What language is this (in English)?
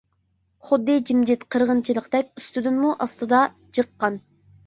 Uyghur